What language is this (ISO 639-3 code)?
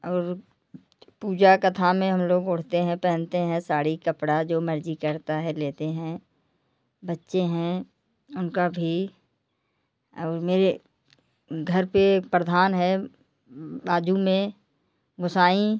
hin